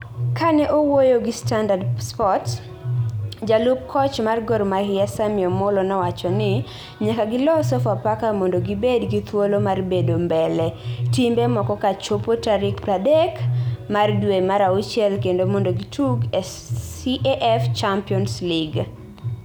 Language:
Luo (Kenya and Tanzania)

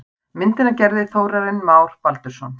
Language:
Icelandic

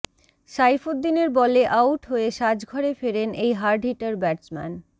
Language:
Bangla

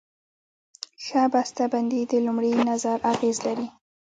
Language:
Pashto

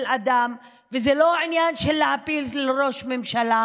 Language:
Hebrew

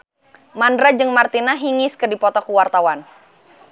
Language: Sundanese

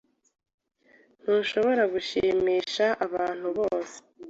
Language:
Kinyarwanda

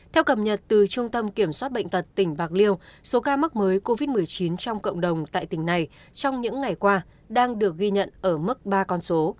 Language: Vietnamese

